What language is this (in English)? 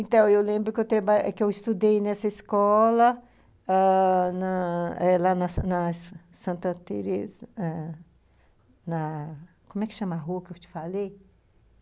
Portuguese